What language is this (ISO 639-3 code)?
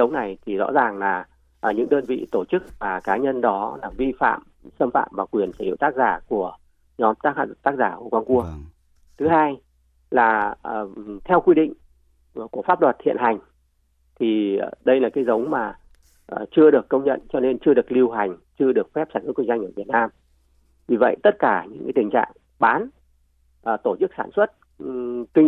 vie